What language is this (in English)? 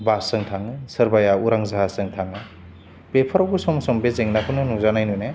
Bodo